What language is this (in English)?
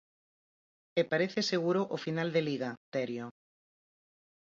Galician